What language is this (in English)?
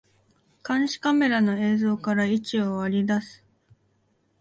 Japanese